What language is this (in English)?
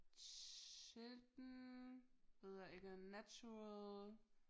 Danish